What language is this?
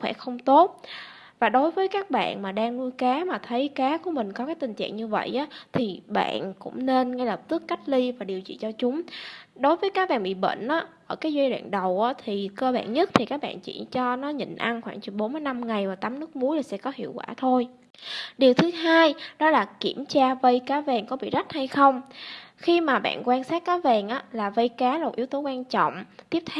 Vietnamese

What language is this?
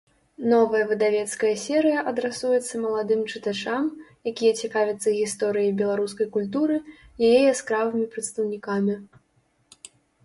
Belarusian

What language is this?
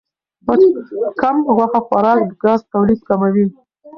Pashto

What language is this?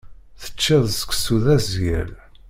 Kabyle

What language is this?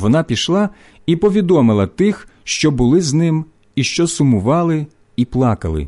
Ukrainian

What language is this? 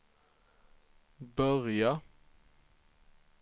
Swedish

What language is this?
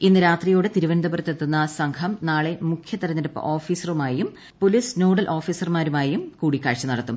Malayalam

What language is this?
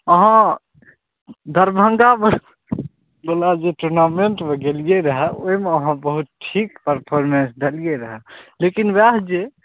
Maithili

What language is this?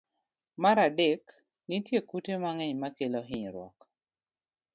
Luo (Kenya and Tanzania)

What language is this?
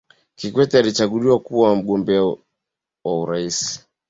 Swahili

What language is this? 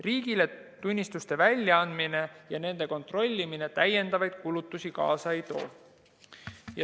Estonian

